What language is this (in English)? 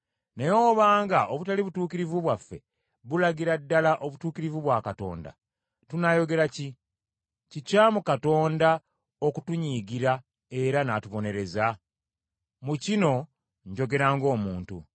Ganda